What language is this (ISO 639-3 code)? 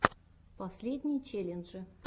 rus